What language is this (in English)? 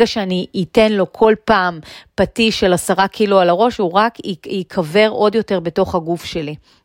Hebrew